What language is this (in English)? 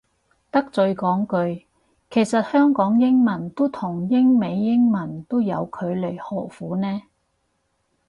Cantonese